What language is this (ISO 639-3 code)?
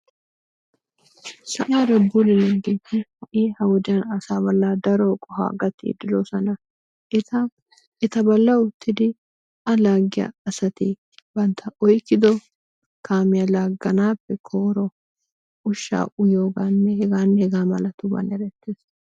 wal